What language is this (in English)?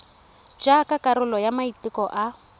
Tswana